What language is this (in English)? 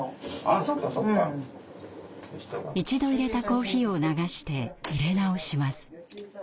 Japanese